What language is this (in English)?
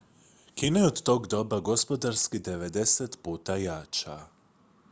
Croatian